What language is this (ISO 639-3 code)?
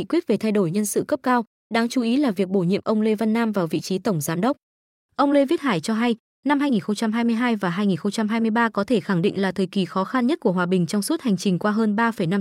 vie